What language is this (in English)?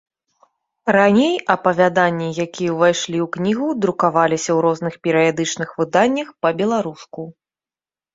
Belarusian